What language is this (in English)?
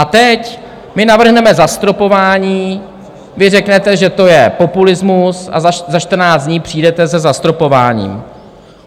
Czech